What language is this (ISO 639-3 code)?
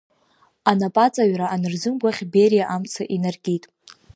abk